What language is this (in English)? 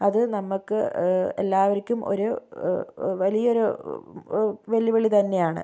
Malayalam